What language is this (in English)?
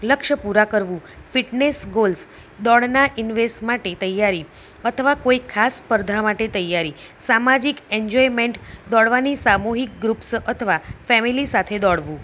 Gujarati